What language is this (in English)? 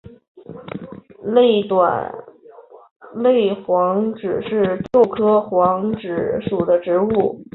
Chinese